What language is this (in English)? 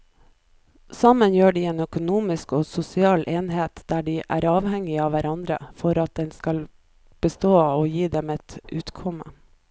Norwegian